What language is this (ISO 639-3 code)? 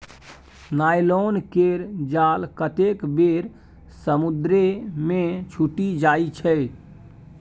mai